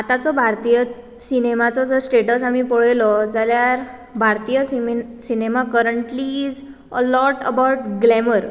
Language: Konkani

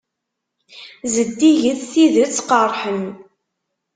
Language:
Kabyle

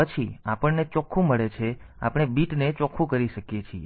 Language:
Gujarati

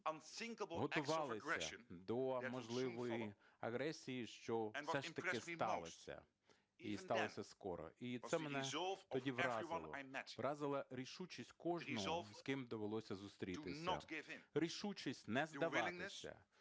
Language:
Ukrainian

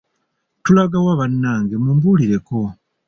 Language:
Ganda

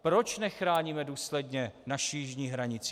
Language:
Czech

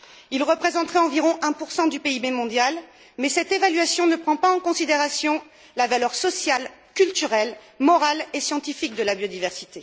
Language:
French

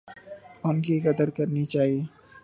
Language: Urdu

